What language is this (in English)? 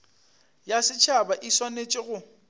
Northern Sotho